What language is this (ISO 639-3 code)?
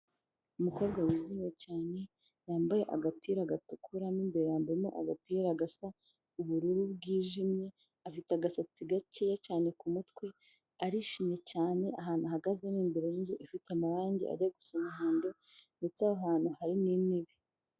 kin